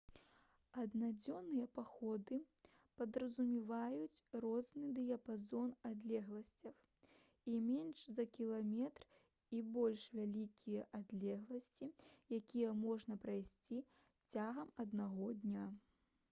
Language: Belarusian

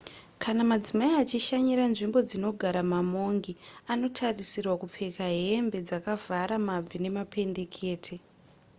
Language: Shona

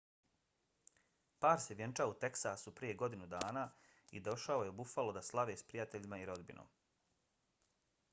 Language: Bosnian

